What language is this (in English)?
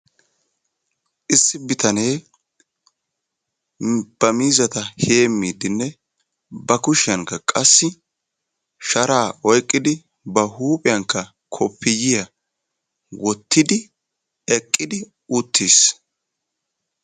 Wolaytta